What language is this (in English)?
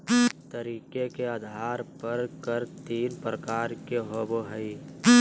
Magahi